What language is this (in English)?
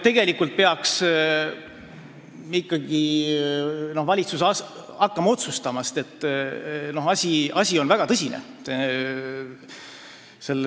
Estonian